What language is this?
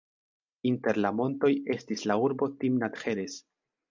Esperanto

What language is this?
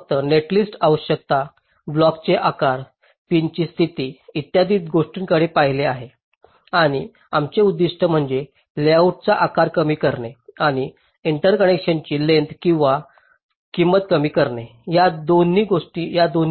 Marathi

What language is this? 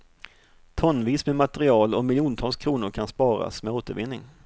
Swedish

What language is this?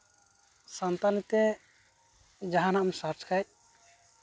Santali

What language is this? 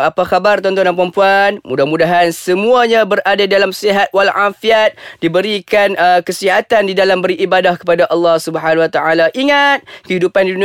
Malay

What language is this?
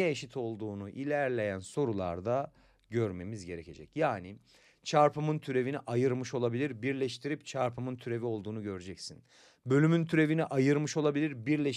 Turkish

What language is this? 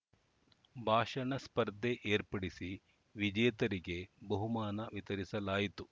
Kannada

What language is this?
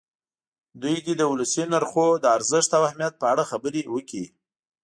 Pashto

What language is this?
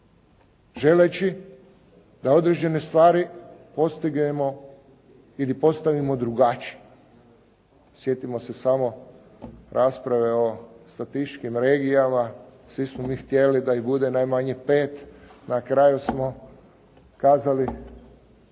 Croatian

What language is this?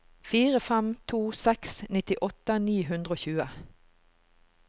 Norwegian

